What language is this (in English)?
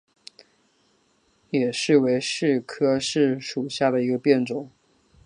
Chinese